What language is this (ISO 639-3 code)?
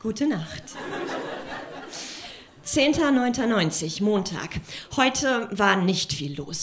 deu